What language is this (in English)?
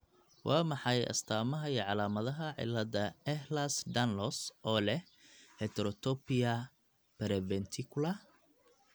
Somali